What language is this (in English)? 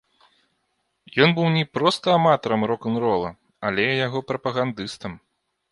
Belarusian